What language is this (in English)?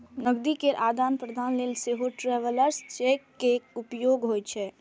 Maithili